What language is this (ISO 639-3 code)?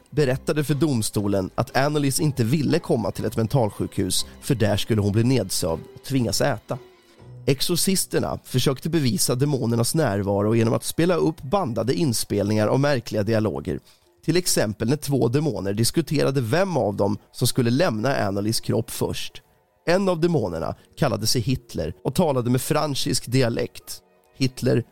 swe